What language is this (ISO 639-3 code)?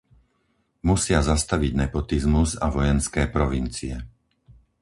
slk